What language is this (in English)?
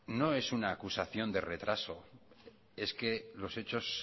Spanish